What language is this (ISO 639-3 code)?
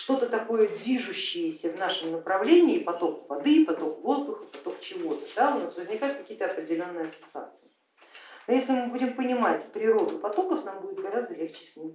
rus